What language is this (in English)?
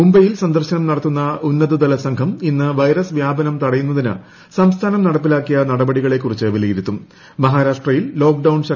Malayalam